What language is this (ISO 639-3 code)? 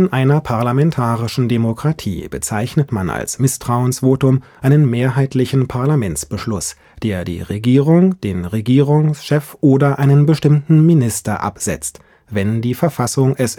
deu